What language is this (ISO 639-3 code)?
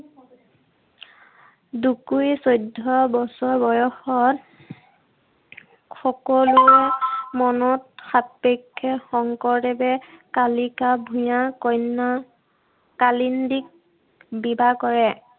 asm